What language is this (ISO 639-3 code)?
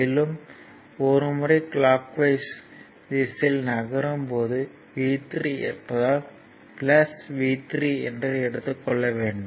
tam